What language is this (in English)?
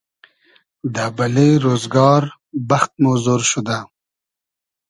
Hazaragi